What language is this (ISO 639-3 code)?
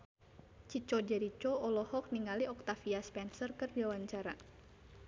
sun